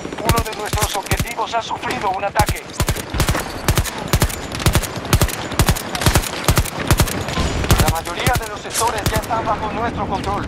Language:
Spanish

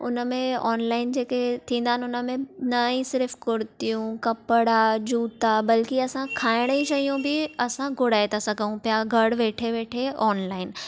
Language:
Sindhi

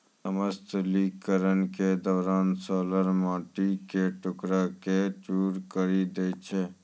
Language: Maithili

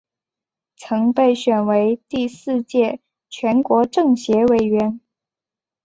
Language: Chinese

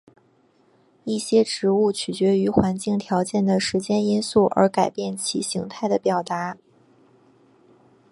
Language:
Chinese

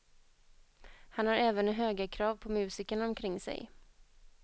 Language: Swedish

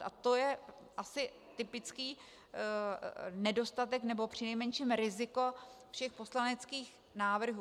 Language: Czech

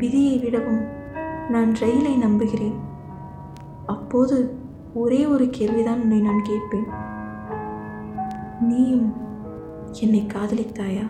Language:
Tamil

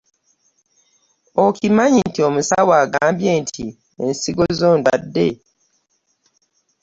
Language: Ganda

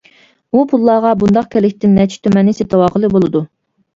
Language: Uyghur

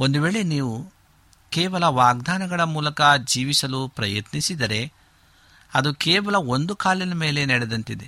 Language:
Kannada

